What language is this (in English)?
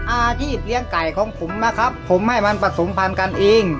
Thai